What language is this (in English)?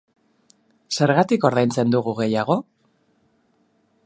Basque